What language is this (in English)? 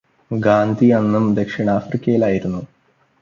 Malayalam